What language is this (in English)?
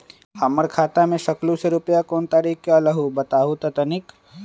Magahi